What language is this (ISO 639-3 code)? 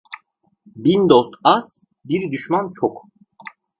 tur